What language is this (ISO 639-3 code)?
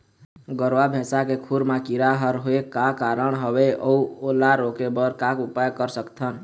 hne